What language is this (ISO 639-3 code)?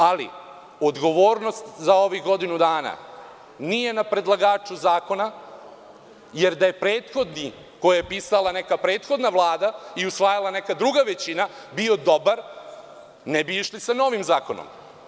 srp